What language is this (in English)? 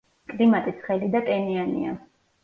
Georgian